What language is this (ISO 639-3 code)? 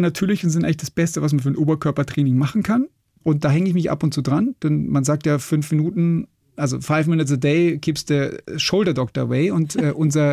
deu